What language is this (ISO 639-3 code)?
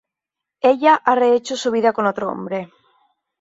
spa